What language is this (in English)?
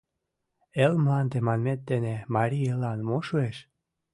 Mari